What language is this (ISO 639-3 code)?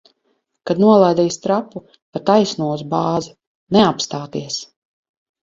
lav